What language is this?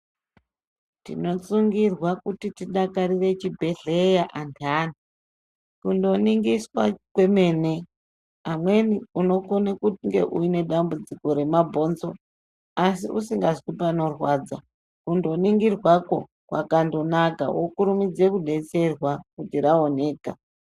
Ndau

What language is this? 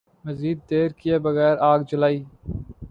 Urdu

